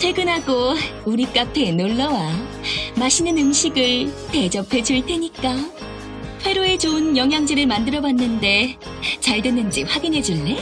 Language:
Korean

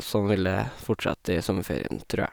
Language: Norwegian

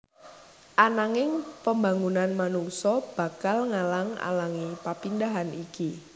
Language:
Javanese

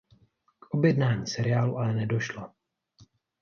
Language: Czech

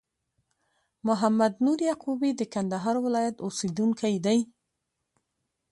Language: Pashto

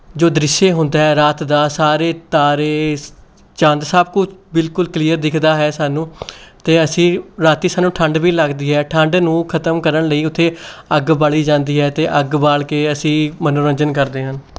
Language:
Punjabi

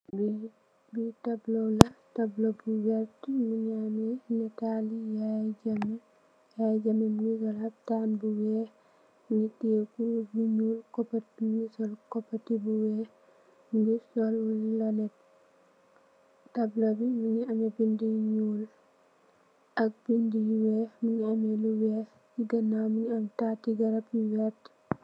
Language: Wolof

